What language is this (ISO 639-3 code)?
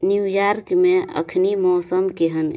mai